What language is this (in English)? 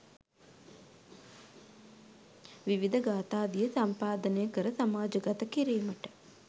Sinhala